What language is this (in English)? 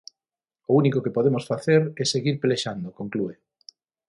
Galician